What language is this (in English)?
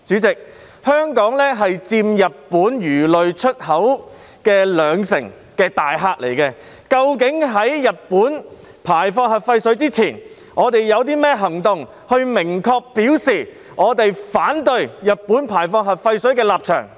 Cantonese